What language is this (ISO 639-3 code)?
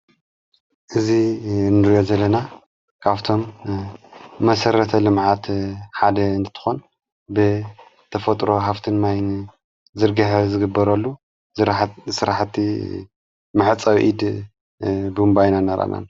tir